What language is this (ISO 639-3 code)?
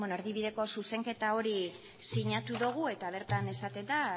eus